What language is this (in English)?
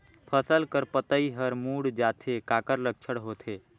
Chhattisgarhi